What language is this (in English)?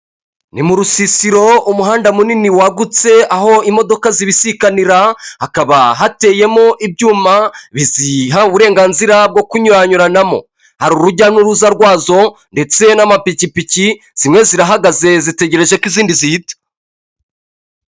Kinyarwanda